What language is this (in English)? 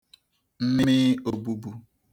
Igbo